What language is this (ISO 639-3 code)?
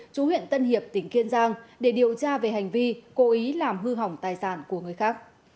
vie